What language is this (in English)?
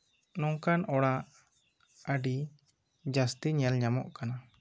Santali